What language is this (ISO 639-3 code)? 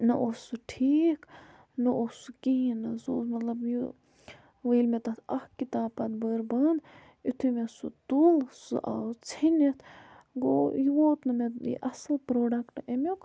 kas